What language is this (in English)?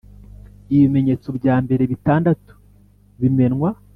Kinyarwanda